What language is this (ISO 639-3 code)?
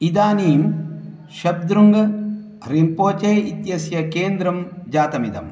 san